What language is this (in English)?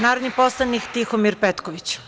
Serbian